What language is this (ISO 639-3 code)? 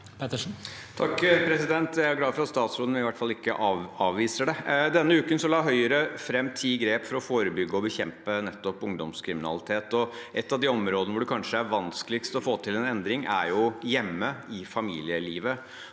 nor